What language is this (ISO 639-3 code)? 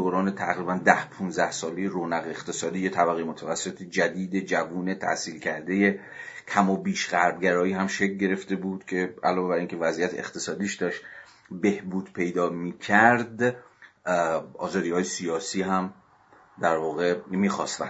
fas